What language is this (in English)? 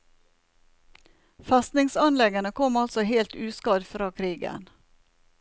Norwegian